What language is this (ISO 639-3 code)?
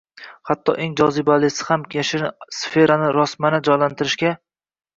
uzb